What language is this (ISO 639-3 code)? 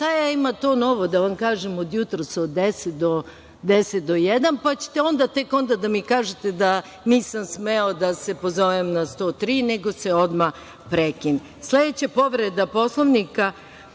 srp